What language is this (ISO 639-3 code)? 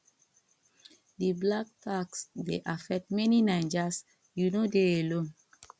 pcm